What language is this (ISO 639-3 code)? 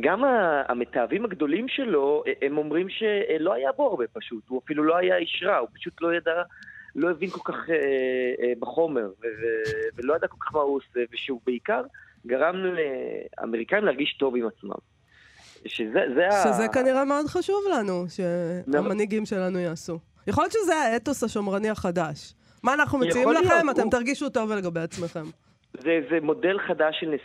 heb